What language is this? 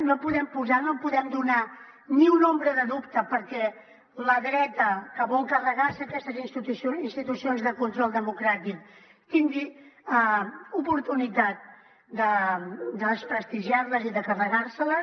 Catalan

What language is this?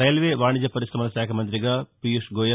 Telugu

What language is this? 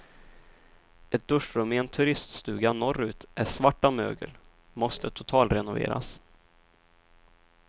Swedish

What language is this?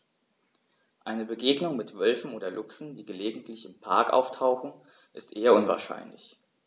German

